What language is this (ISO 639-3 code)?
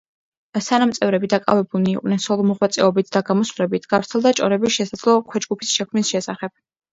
kat